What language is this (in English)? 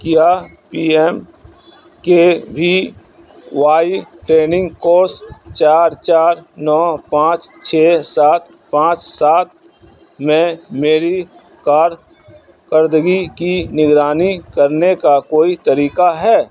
Urdu